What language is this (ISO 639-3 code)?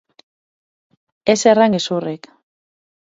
eus